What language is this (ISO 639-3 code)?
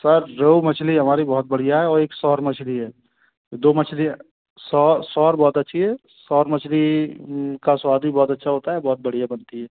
hin